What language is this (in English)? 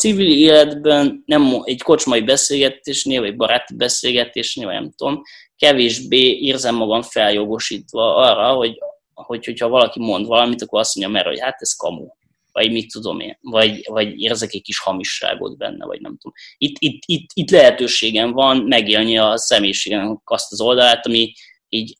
Hungarian